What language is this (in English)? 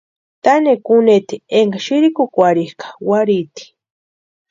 Western Highland Purepecha